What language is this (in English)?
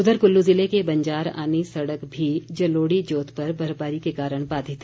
Hindi